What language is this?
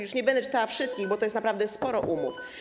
Polish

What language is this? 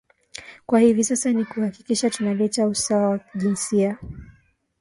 Swahili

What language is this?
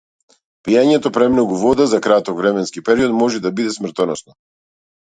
Macedonian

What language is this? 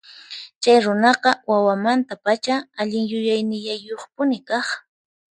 Puno Quechua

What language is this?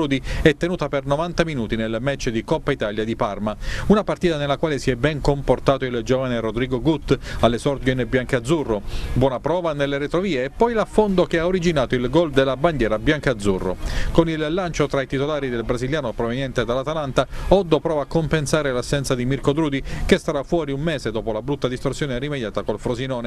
Italian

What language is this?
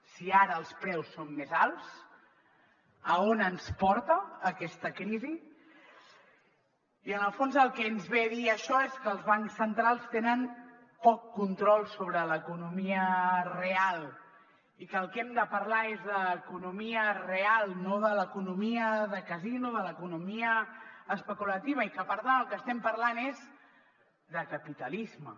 Catalan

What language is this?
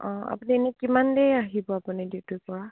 Assamese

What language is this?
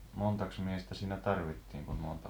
Finnish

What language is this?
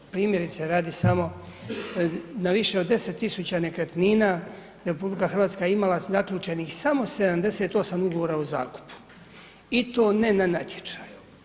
Croatian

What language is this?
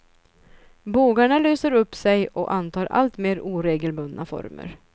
Swedish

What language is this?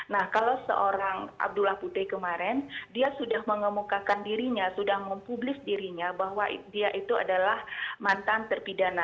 Indonesian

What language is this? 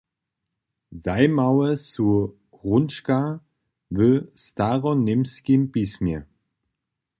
Upper Sorbian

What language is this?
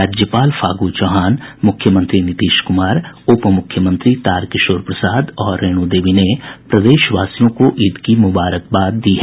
Hindi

